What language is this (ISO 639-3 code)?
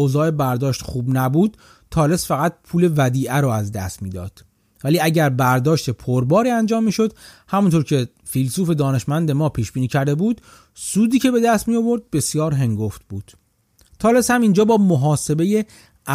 fas